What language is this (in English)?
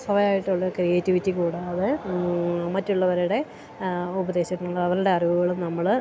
Malayalam